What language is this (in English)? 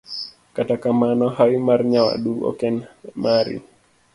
Luo (Kenya and Tanzania)